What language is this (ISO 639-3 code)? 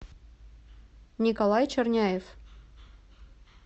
rus